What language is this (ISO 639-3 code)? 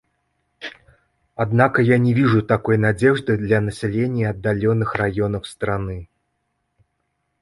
rus